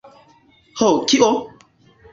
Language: Esperanto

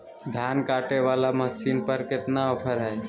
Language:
Magahi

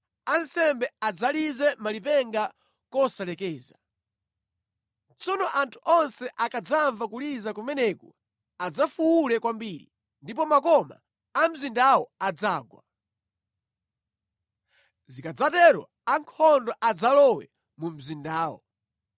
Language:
Nyanja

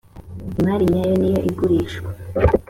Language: Kinyarwanda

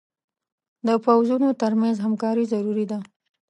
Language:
Pashto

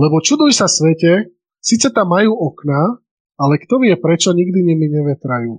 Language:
Slovak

